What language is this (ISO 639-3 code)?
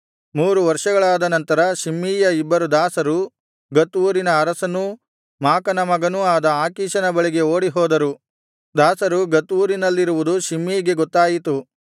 kan